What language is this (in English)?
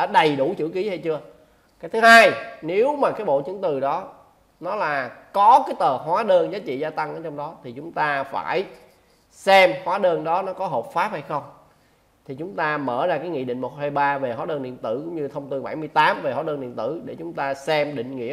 Vietnamese